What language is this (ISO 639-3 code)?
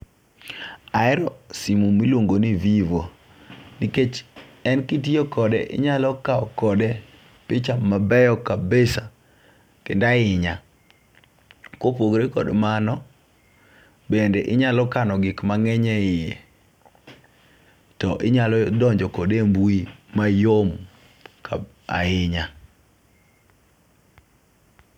luo